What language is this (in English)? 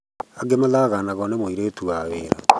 Kikuyu